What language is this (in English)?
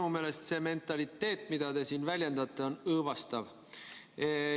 Estonian